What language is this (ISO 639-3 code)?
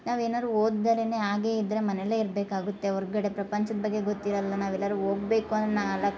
kan